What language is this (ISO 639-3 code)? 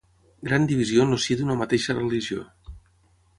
cat